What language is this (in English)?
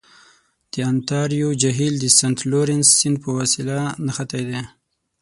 Pashto